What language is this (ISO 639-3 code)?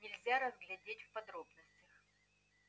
rus